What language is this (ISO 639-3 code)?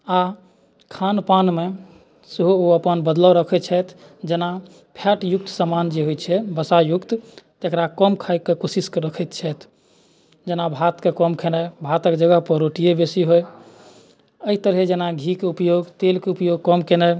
mai